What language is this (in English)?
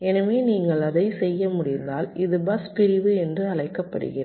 Tamil